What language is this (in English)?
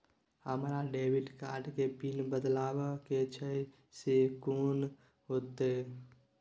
Maithili